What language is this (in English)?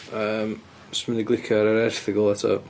Welsh